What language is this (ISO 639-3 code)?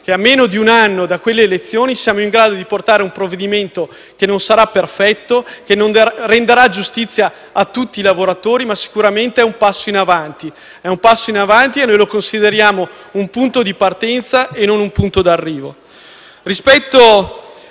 ita